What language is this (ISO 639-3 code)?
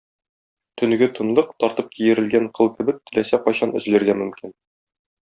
tat